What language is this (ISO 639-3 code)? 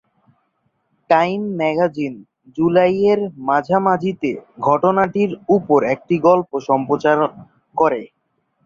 ben